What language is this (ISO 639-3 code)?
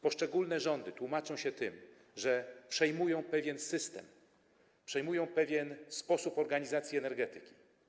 pol